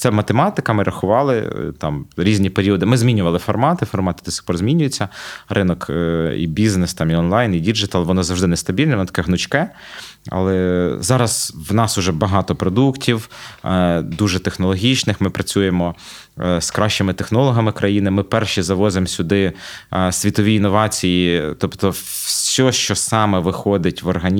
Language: Ukrainian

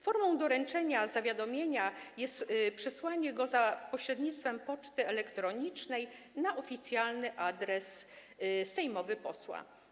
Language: Polish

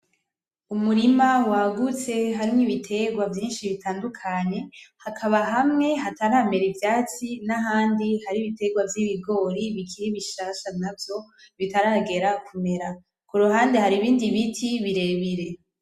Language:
Rundi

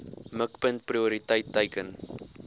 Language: Afrikaans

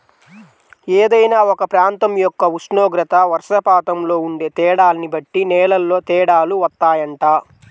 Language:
Telugu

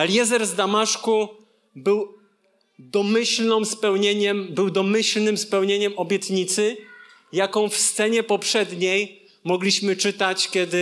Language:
Polish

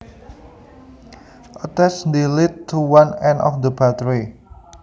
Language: Javanese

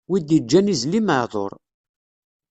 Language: Kabyle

